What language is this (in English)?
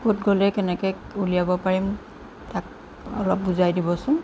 Assamese